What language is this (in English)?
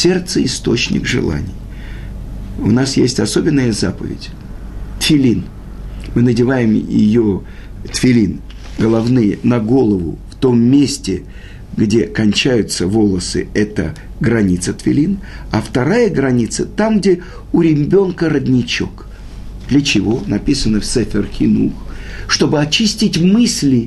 Russian